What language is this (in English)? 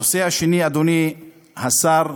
Hebrew